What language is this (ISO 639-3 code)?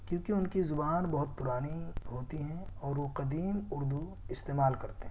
urd